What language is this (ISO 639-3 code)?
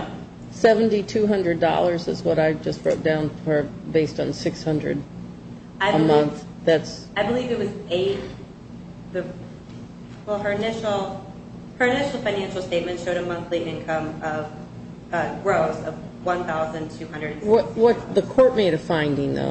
eng